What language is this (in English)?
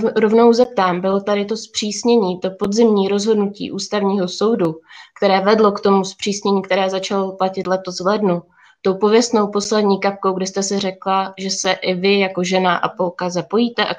Czech